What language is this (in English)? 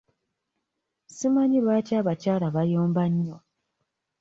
Ganda